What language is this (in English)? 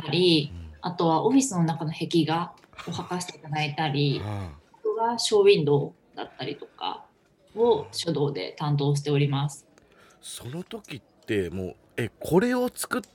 Japanese